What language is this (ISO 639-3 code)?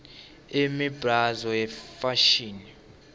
ssw